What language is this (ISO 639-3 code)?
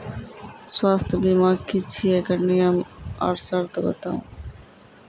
mai